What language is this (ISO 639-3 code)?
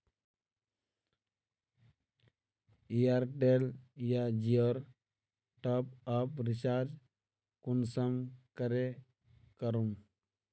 mag